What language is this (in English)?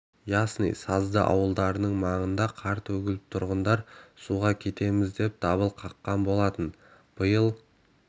Kazakh